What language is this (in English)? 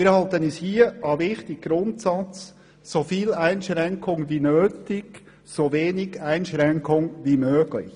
Swiss German